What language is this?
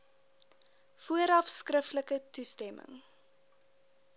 Afrikaans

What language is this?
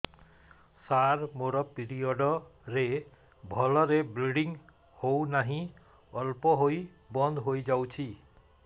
Odia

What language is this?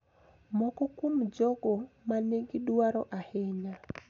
Luo (Kenya and Tanzania)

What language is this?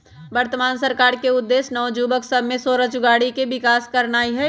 Magahi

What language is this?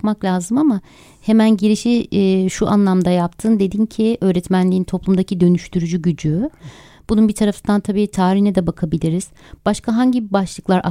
Turkish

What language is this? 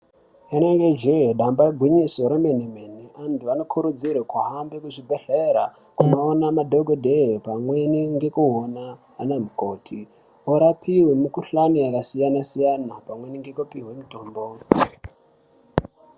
Ndau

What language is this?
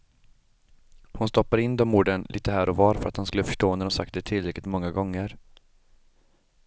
Swedish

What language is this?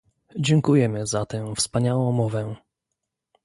Polish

